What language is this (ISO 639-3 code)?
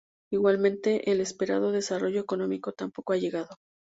spa